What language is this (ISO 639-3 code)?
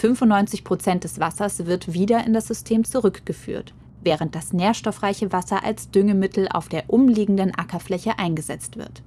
deu